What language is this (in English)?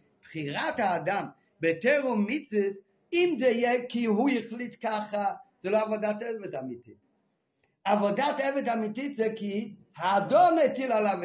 Hebrew